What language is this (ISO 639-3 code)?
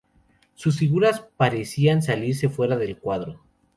spa